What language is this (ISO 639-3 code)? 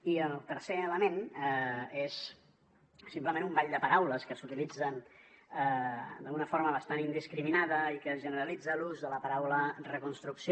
cat